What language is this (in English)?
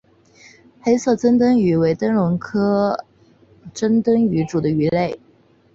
Chinese